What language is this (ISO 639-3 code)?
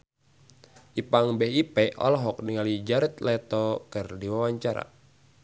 sun